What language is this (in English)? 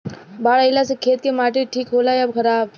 Bhojpuri